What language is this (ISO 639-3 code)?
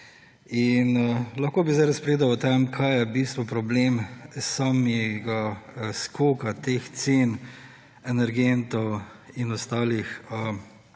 slv